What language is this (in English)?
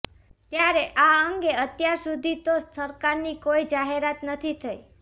Gujarati